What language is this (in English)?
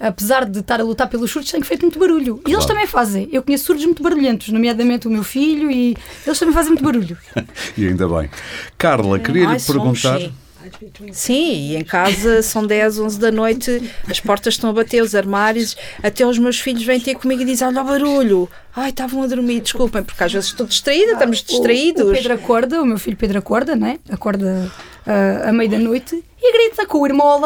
Portuguese